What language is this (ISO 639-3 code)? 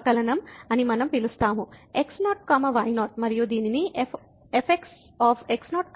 tel